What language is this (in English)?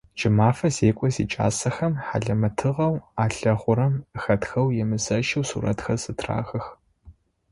Adyghe